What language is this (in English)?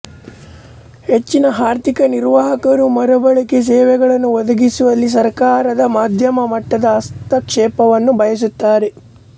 Kannada